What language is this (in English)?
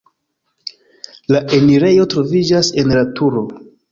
Esperanto